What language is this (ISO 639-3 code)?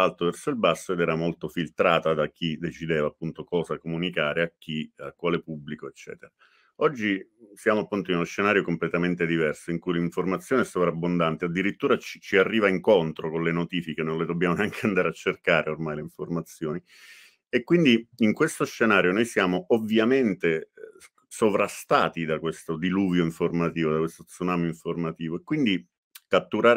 ita